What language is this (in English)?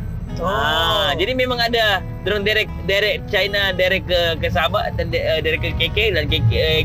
Malay